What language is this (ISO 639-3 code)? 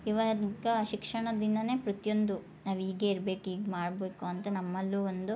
kan